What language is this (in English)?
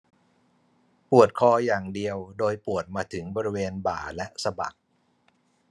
Thai